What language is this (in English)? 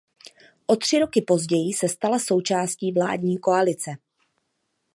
Czech